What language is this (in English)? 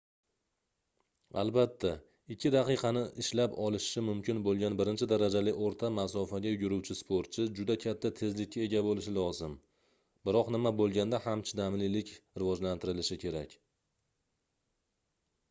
Uzbek